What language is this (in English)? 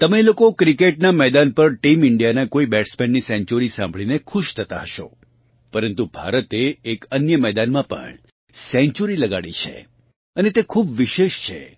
Gujarati